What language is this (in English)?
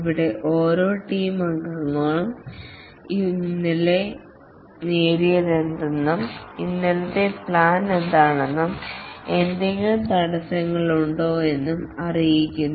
Malayalam